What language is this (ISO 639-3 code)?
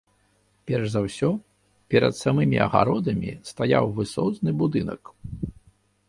bel